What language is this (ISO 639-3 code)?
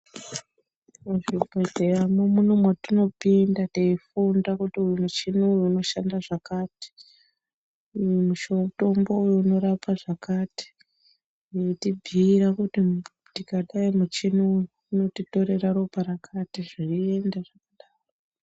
ndc